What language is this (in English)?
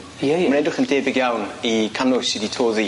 Welsh